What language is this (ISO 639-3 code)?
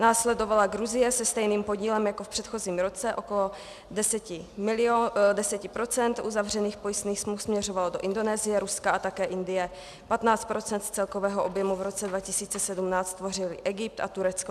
ces